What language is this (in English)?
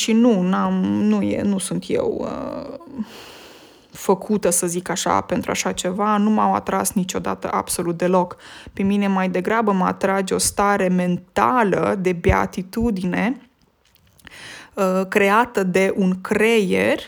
Romanian